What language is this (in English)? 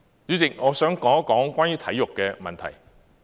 Cantonese